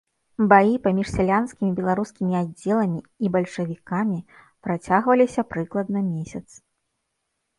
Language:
Belarusian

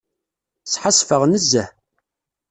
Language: Kabyle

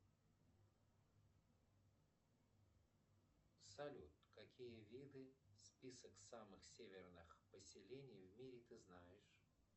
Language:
Russian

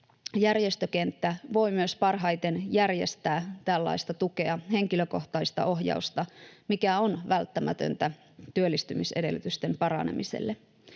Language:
Finnish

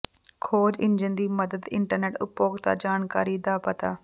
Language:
Punjabi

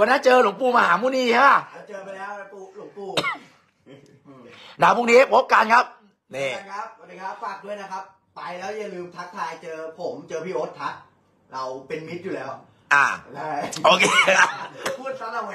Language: Thai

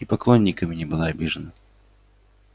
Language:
Russian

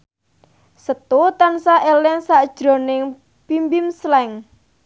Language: Javanese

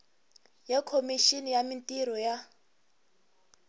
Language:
Tsonga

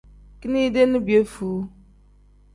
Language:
Tem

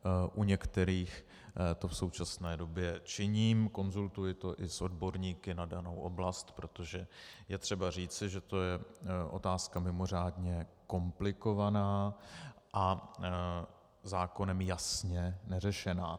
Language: Czech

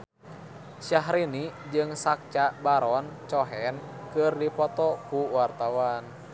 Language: Sundanese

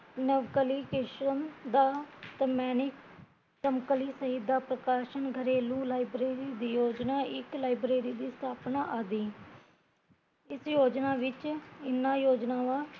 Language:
Punjabi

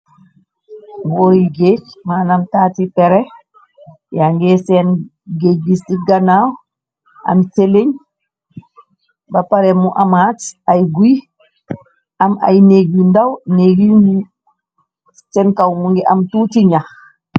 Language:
Wolof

